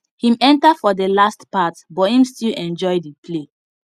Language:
Nigerian Pidgin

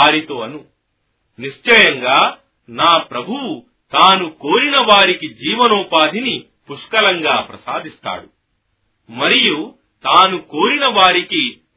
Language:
Telugu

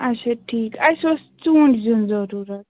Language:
Kashmiri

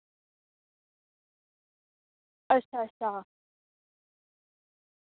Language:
Dogri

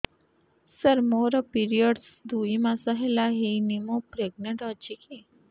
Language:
Odia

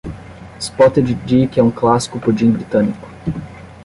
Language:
Portuguese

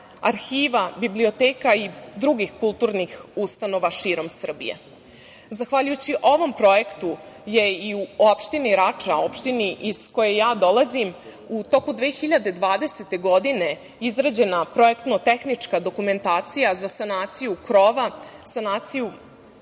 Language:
Serbian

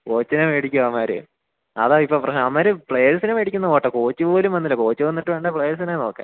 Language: Malayalam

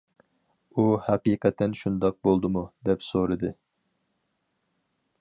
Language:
Uyghur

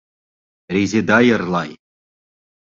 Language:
Bashkir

